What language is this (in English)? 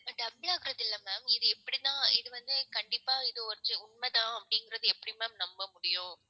Tamil